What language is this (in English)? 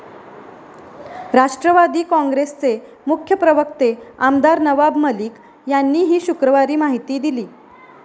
Marathi